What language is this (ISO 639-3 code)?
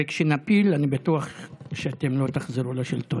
heb